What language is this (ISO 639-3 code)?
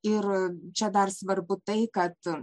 lit